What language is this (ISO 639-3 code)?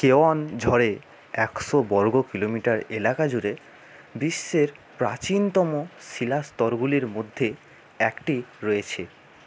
ben